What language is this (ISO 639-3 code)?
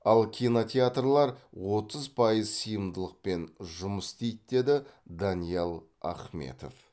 kaz